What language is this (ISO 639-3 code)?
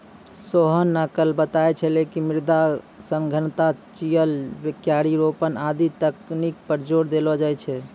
mai